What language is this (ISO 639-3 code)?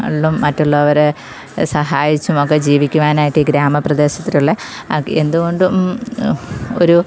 mal